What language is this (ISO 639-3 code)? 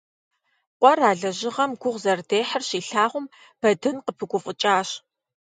kbd